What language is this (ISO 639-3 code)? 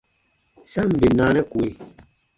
bba